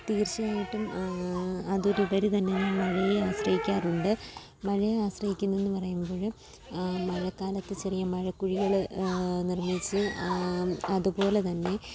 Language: Malayalam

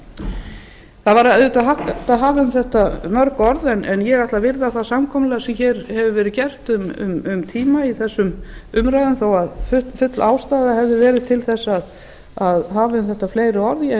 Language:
Icelandic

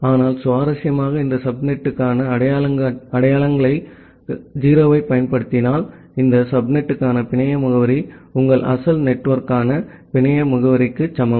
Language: Tamil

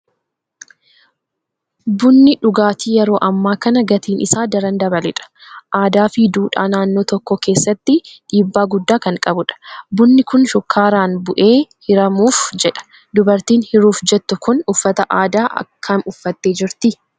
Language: Oromo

